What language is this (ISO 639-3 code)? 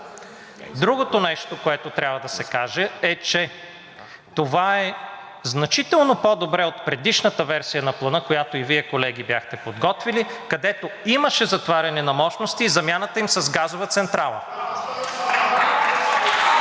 bul